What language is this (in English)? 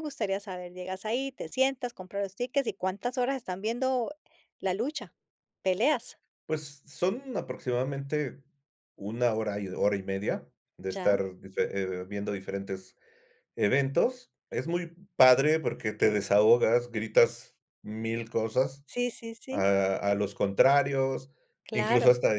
Spanish